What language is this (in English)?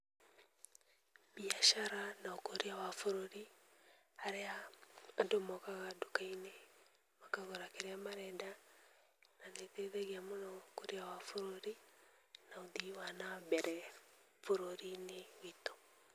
Kikuyu